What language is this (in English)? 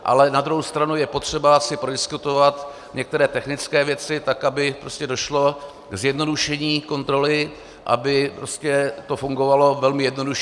Czech